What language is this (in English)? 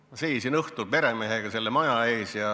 Estonian